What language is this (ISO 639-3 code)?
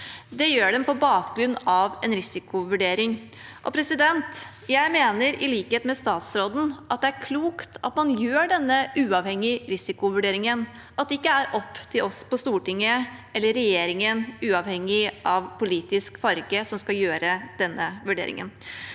nor